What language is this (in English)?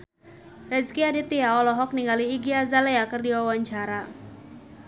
Sundanese